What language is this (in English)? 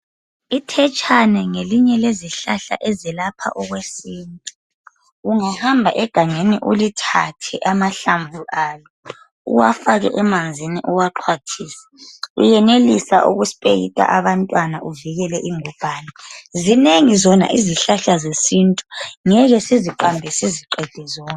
North Ndebele